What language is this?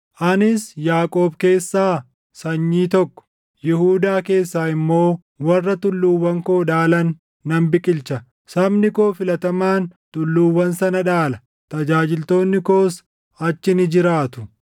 Oromo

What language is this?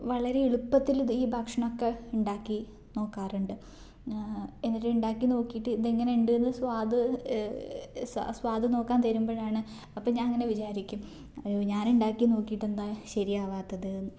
Malayalam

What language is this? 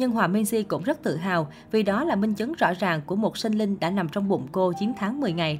Vietnamese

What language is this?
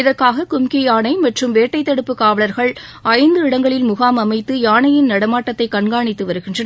Tamil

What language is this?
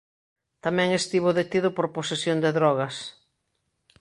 Galician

